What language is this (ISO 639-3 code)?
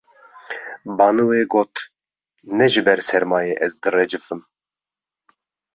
kur